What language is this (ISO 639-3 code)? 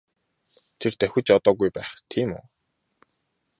mon